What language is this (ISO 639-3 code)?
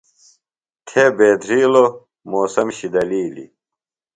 phl